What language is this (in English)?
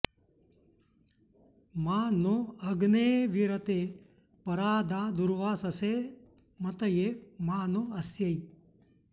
Sanskrit